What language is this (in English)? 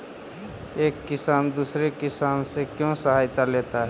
Magahi